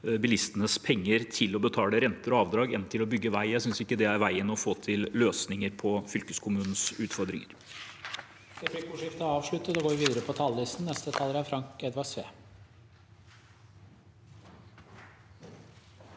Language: Norwegian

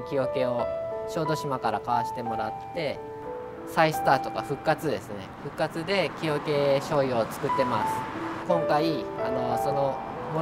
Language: Japanese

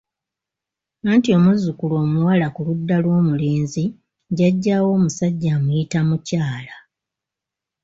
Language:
Ganda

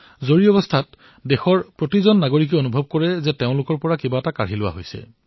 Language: Assamese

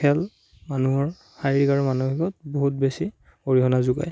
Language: Assamese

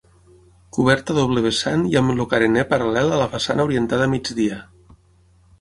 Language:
Catalan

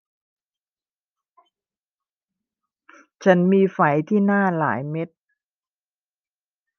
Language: Thai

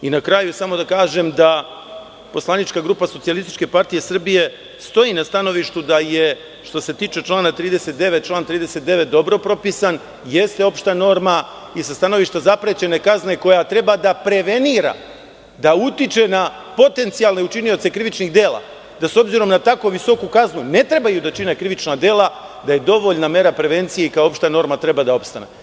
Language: Serbian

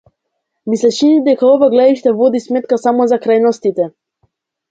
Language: Macedonian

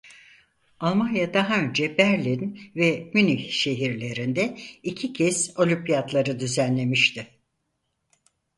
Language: Turkish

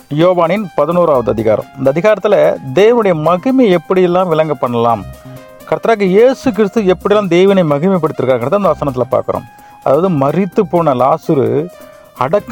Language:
Tamil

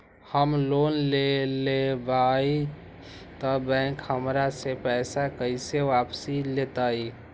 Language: Magahi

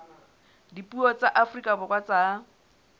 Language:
Southern Sotho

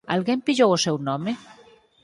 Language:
Galician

